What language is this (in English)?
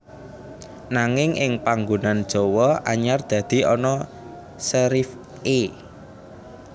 Javanese